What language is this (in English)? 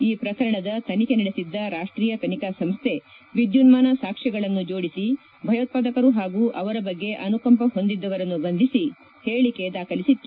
Kannada